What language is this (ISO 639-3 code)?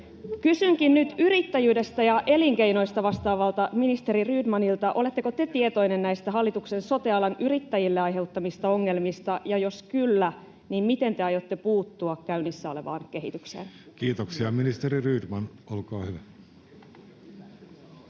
fin